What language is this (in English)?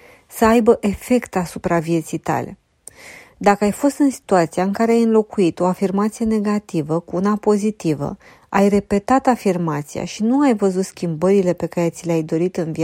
Romanian